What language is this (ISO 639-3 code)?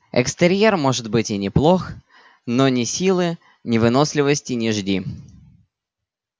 rus